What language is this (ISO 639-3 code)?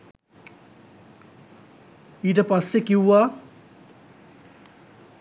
sin